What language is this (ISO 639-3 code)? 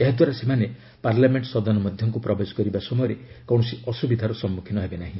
ori